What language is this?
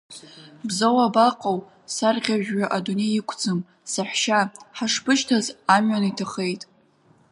Abkhazian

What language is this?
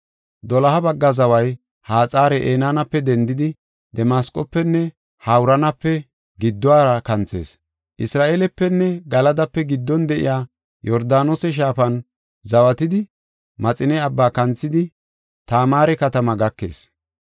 Gofa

